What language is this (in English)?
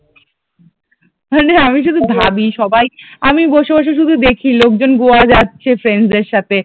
Bangla